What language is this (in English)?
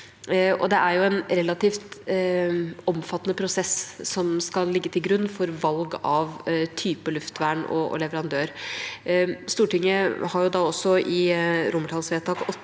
Norwegian